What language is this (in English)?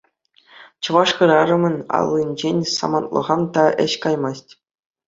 Chuvash